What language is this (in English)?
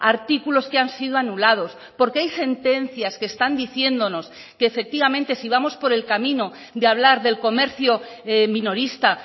Spanish